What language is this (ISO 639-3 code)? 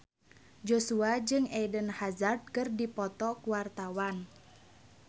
sun